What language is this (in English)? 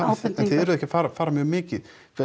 Icelandic